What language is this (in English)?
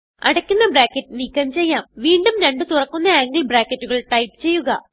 Malayalam